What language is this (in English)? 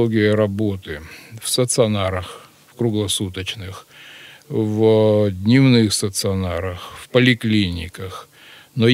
Russian